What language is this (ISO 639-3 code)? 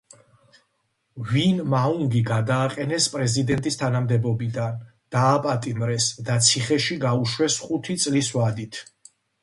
kat